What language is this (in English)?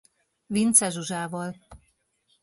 Hungarian